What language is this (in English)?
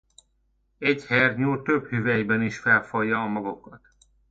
Hungarian